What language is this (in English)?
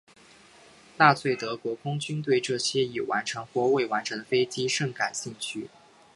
Chinese